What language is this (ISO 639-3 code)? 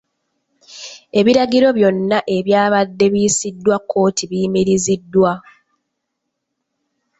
lug